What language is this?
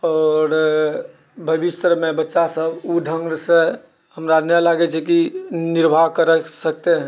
Maithili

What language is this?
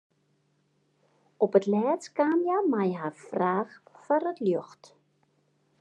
Western Frisian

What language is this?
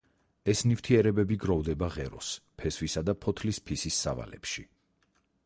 Georgian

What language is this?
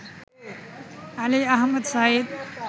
Bangla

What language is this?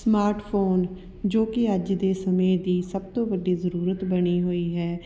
Punjabi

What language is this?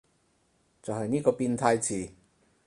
Cantonese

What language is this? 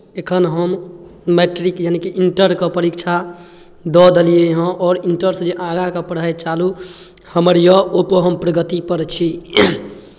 Maithili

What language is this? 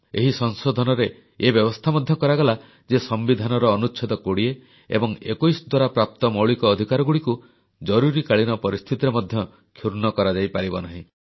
Odia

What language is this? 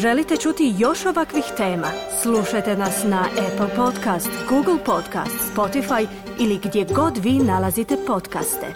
Croatian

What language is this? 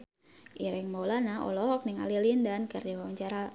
Sundanese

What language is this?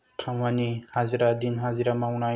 Bodo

